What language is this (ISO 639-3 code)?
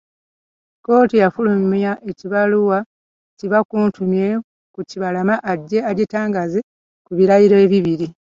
lug